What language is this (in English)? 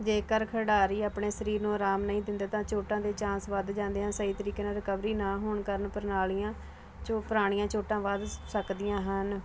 Punjabi